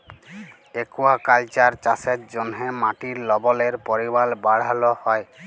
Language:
Bangla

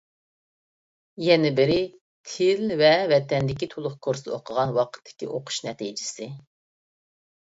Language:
Uyghur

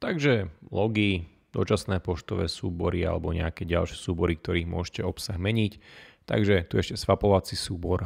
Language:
Slovak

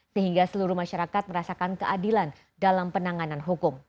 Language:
Indonesian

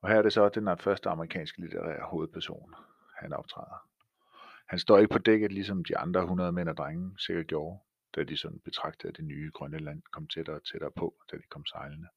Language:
Danish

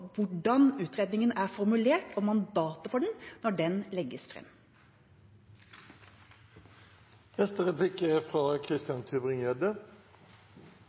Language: Norwegian Bokmål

